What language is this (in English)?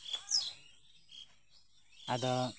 Santali